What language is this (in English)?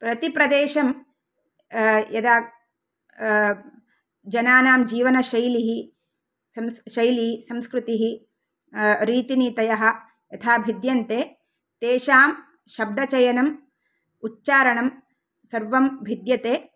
Sanskrit